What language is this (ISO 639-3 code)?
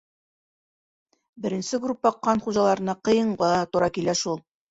bak